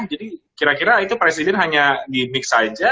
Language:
Indonesian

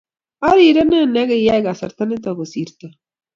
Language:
Kalenjin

